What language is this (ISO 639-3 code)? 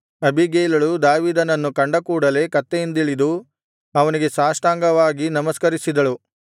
kan